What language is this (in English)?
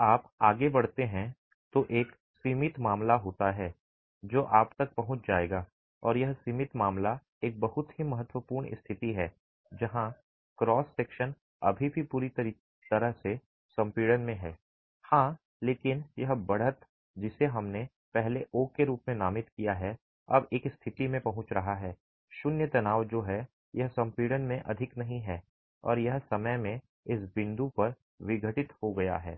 Hindi